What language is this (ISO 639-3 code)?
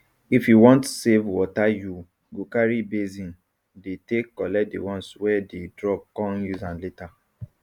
pcm